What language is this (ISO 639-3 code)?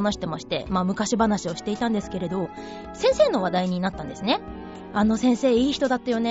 jpn